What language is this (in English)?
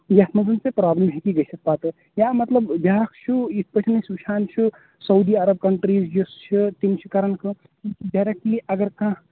Kashmiri